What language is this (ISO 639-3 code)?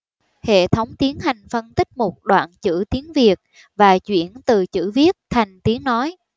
vie